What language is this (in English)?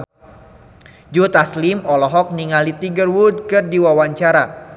Sundanese